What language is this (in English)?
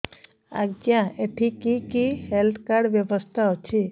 Odia